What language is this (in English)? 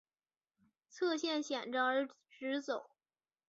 Chinese